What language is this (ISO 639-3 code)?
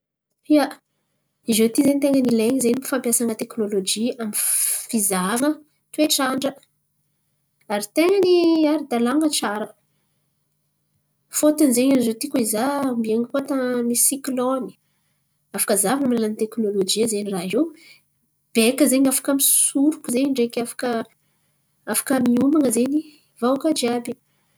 xmv